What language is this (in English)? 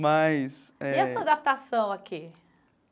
Portuguese